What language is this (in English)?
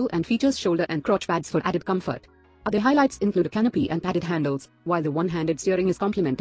English